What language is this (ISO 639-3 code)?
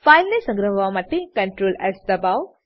guj